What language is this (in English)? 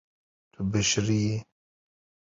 Kurdish